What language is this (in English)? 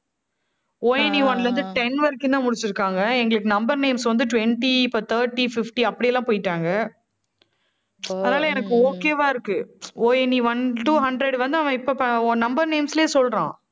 Tamil